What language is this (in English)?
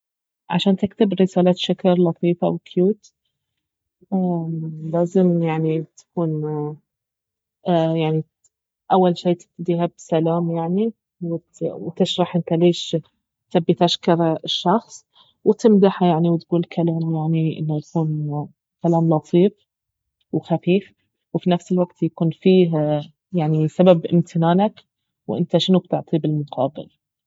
Baharna Arabic